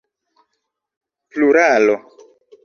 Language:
Esperanto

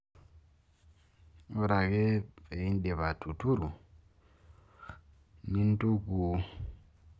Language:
Masai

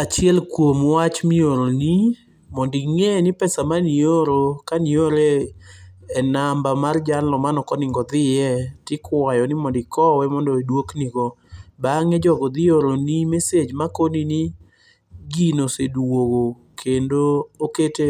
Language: Luo (Kenya and Tanzania)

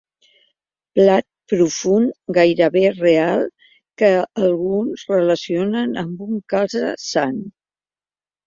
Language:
Catalan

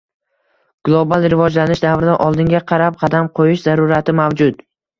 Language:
Uzbek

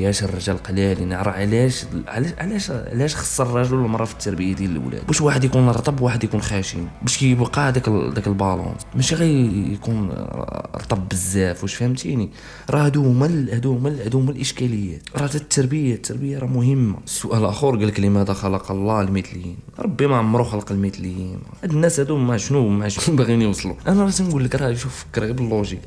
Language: Arabic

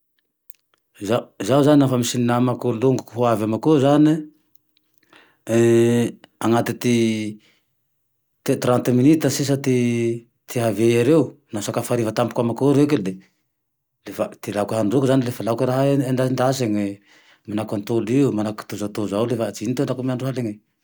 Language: Tandroy-Mahafaly Malagasy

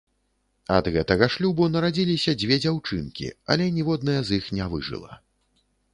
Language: Belarusian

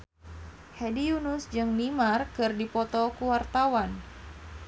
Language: Sundanese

